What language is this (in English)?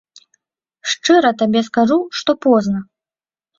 Belarusian